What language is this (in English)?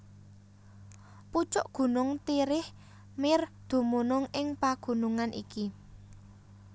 Javanese